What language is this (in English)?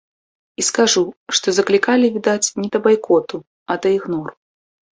Belarusian